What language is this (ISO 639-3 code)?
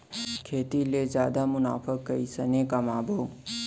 hne